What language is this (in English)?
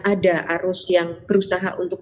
Indonesian